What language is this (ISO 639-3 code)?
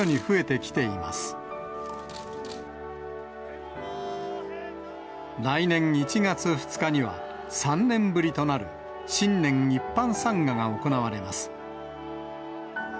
jpn